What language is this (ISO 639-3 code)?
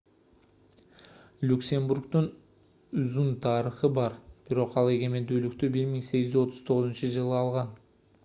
kir